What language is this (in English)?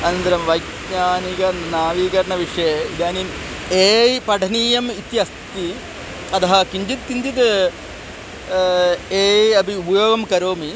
Sanskrit